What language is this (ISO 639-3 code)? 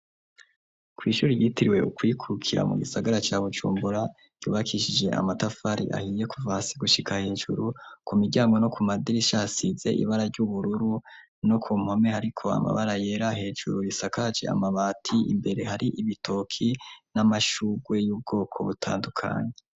run